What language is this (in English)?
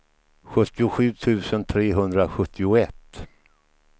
Swedish